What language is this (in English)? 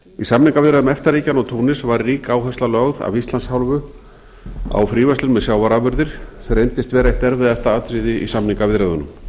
Icelandic